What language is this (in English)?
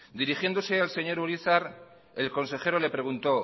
Spanish